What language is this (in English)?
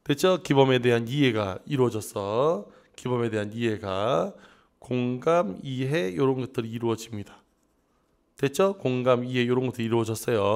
Korean